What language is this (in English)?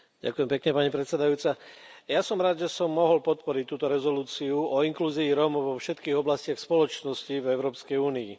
Slovak